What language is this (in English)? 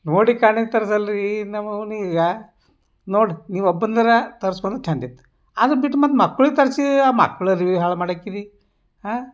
Kannada